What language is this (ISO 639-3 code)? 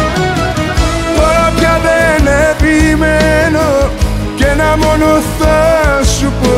ell